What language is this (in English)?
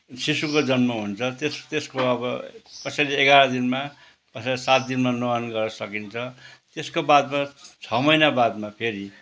Nepali